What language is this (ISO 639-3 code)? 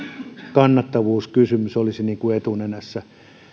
fin